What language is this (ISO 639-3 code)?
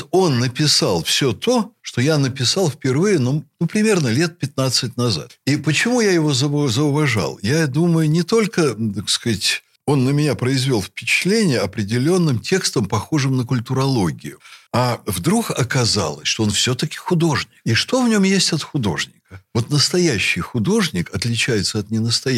rus